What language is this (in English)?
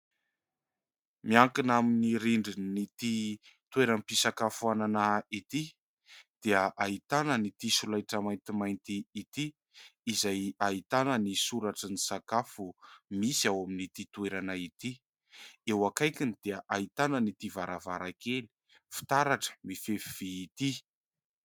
Malagasy